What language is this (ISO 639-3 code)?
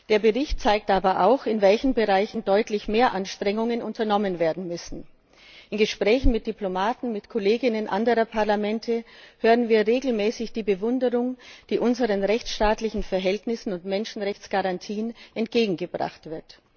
deu